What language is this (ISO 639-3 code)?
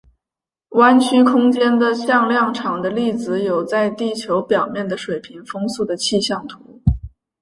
zho